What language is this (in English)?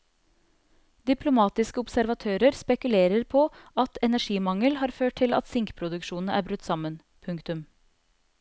Norwegian